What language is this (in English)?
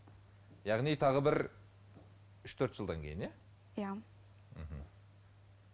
Kazakh